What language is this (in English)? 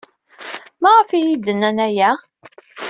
Kabyle